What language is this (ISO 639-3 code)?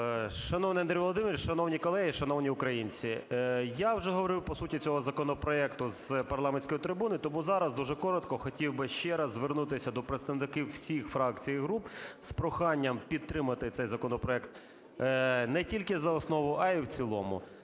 ukr